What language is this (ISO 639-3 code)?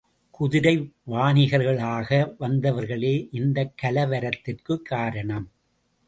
tam